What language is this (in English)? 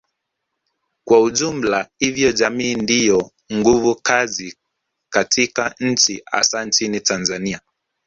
Swahili